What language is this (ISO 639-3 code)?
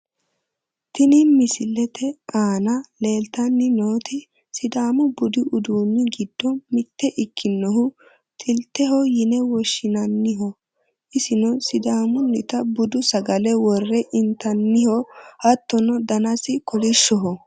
sid